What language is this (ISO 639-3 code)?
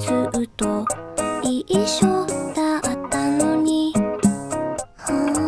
jpn